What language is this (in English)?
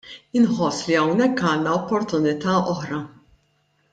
Maltese